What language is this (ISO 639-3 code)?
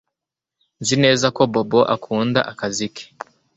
kin